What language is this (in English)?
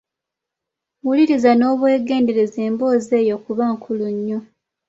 Ganda